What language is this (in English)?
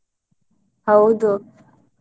Kannada